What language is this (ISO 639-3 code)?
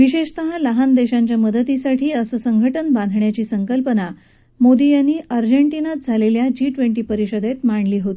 mar